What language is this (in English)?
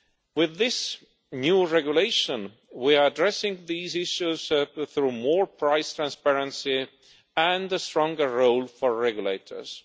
English